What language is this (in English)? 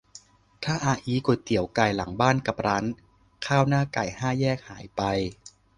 Thai